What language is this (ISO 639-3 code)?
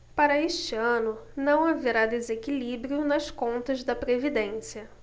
por